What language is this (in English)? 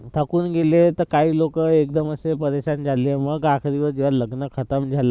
Marathi